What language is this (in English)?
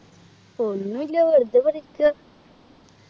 Malayalam